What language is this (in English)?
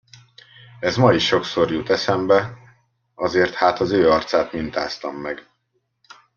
Hungarian